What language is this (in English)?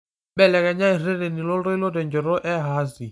Masai